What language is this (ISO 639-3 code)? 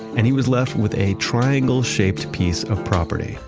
eng